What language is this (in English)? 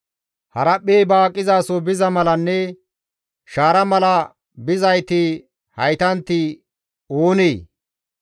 Gamo